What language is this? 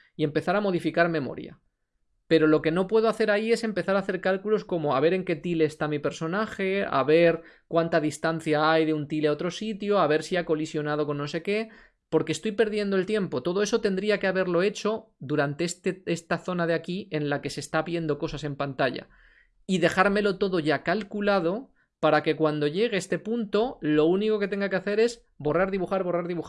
Spanish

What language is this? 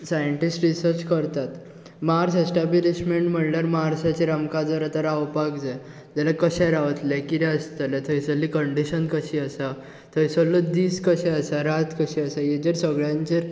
Konkani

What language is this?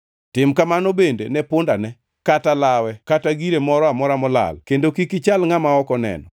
Luo (Kenya and Tanzania)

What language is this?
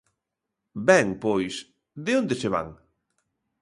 Galician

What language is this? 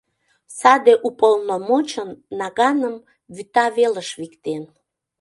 Mari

